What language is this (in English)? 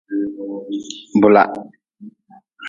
Nawdm